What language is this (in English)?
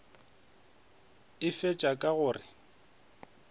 Northern Sotho